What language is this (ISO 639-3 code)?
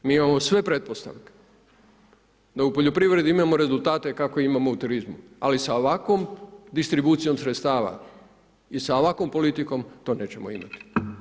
hrv